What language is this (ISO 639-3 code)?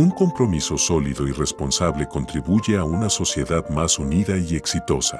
spa